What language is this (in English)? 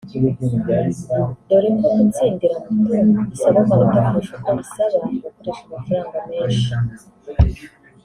Kinyarwanda